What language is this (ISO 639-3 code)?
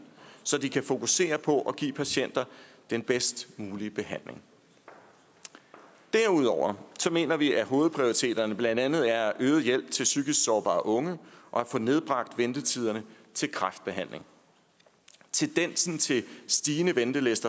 dan